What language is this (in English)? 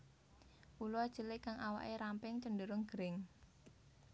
Javanese